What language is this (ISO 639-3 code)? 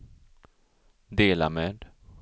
swe